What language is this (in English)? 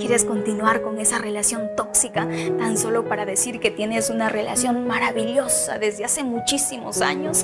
Spanish